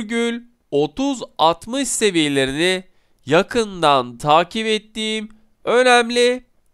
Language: Turkish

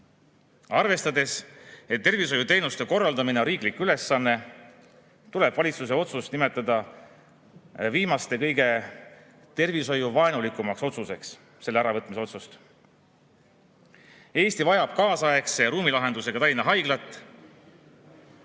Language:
Estonian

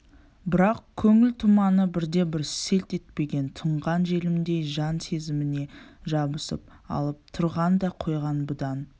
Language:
Kazakh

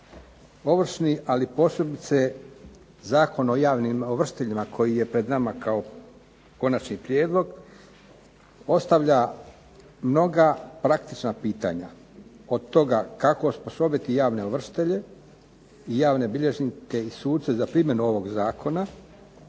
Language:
Croatian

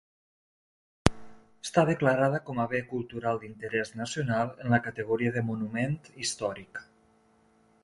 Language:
Catalan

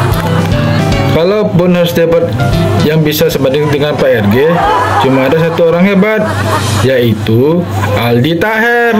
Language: Indonesian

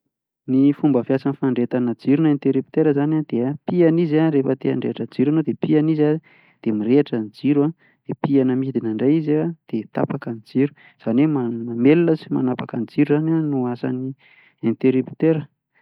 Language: Malagasy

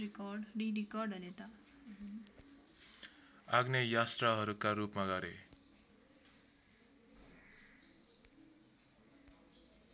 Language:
Nepali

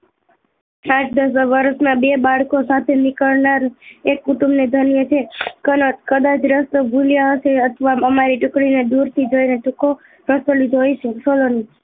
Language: Gujarati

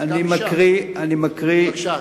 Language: Hebrew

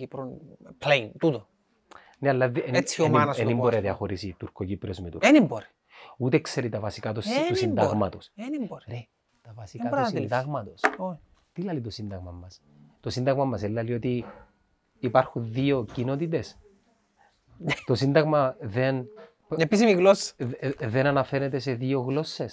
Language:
Greek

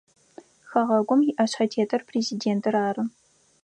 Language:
Adyghe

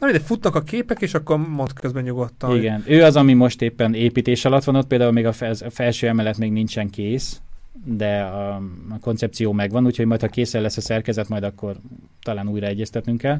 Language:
Hungarian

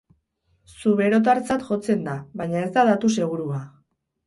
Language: Basque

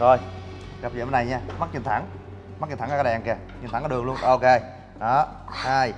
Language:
Vietnamese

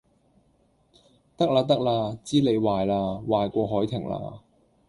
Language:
Cantonese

